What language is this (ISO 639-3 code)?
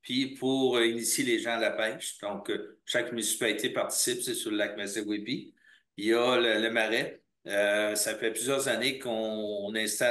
fra